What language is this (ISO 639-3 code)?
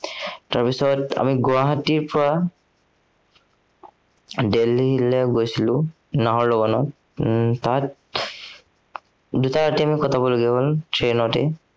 asm